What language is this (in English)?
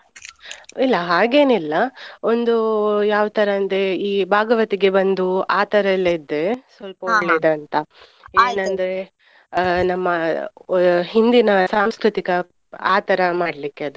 Kannada